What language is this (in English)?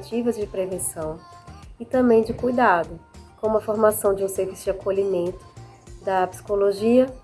Portuguese